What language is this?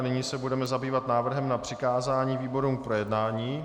Czech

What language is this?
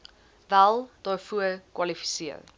Afrikaans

